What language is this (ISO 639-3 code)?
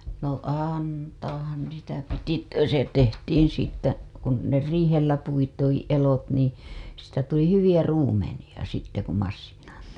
fin